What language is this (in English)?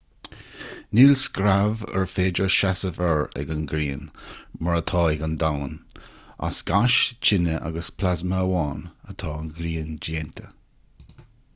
Irish